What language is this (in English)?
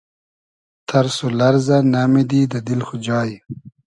Hazaragi